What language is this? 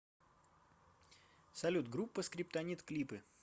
Russian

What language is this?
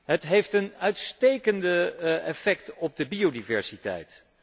Dutch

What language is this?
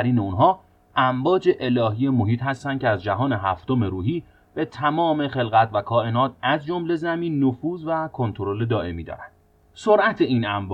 Persian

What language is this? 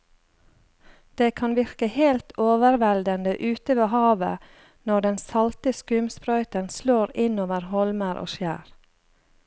Norwegian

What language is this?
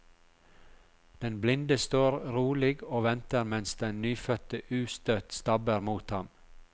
Norwegian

